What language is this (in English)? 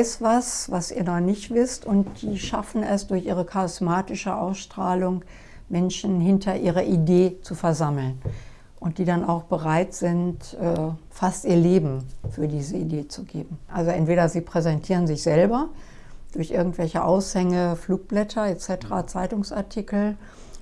German